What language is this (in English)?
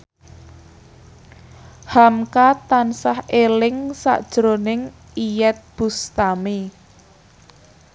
Javanese